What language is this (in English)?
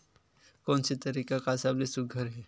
Chhattisgarhi